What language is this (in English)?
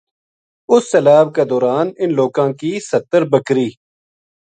Gujari